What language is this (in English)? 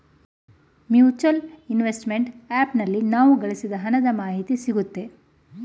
Kannada